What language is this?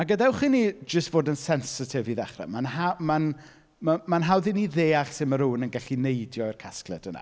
Welsh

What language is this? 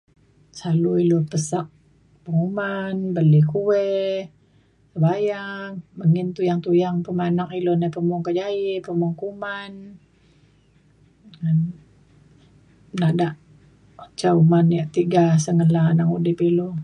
Mainstream Kenyah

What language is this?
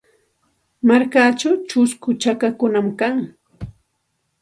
Santa Ana de Tusi Pasco Quechua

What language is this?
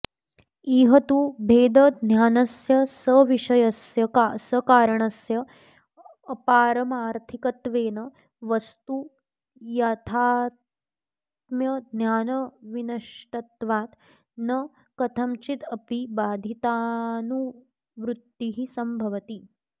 Sanskrit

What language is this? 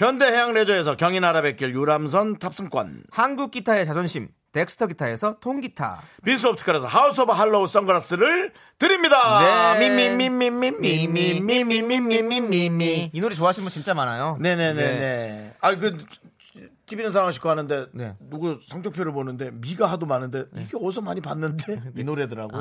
Korean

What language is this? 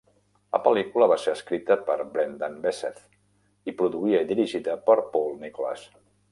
Catalan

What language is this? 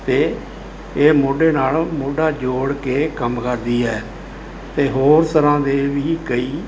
Punjabi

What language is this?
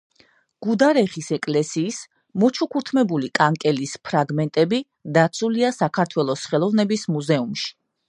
Georgian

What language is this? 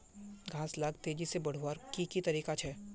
Magahi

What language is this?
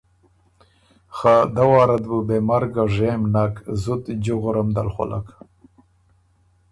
Ormuri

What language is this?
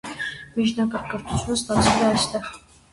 Armenian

